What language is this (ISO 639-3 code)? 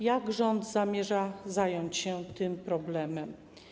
pol